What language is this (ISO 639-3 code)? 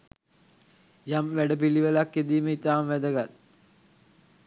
sin